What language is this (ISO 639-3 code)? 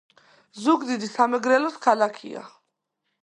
kat